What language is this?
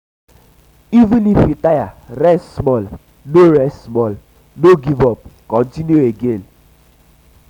Nigerian Pidgin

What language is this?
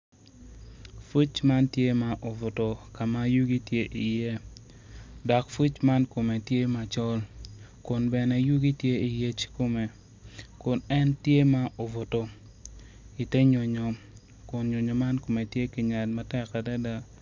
Acoli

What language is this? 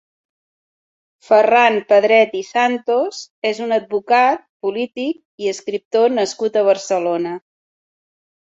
Catalan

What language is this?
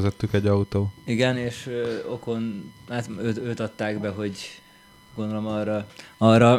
Hungarian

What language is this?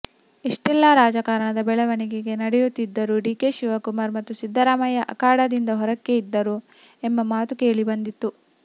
Kannada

